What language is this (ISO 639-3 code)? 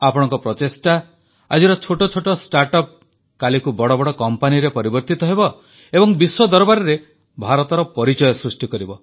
ori